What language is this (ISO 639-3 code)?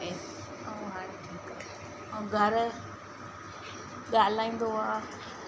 snd